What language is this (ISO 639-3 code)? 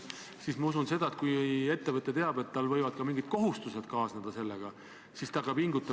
est